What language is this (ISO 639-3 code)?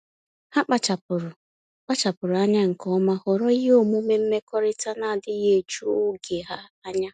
ibo